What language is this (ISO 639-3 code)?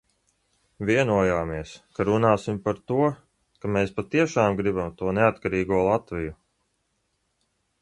lav